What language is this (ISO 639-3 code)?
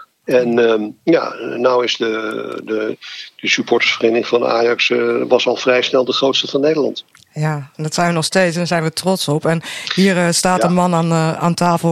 nld